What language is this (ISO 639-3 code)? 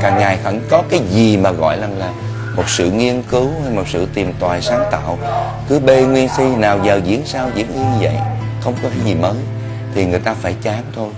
vie